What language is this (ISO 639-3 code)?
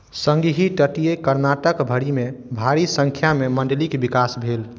mai